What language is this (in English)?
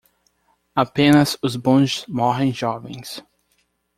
Portuguese